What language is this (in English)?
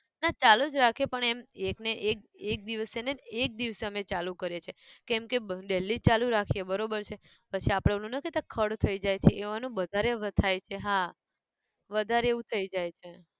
Gujarati